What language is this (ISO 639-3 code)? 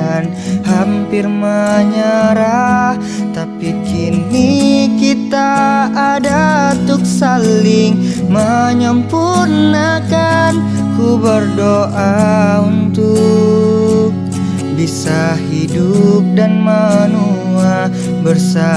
ind